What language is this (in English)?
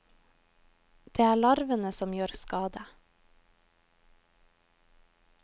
Norwegian